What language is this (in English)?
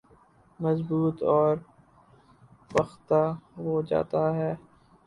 Urdu